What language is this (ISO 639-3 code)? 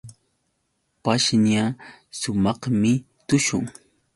qux